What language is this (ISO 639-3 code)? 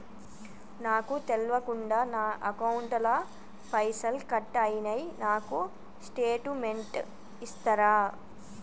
tel